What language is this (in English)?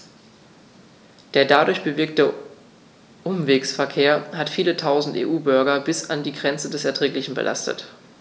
German